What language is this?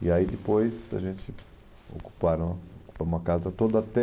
Portuguese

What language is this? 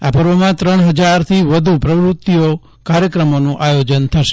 Gujarati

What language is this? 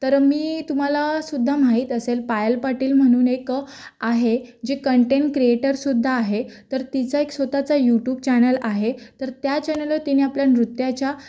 Marathi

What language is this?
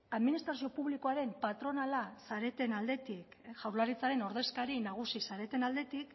Basque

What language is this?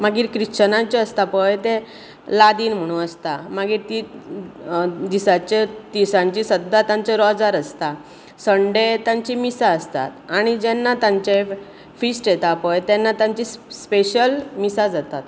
Konkani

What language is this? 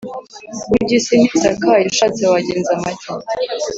Kinyarwanda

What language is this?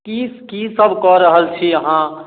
Maithili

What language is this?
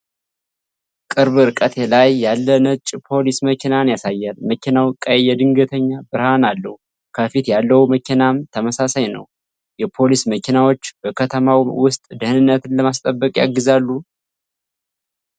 Amharic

